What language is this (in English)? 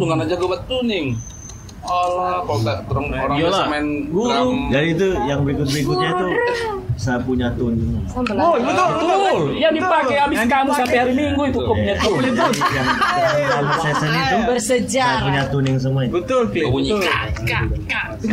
Indonesian